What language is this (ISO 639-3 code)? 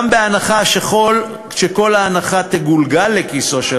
heb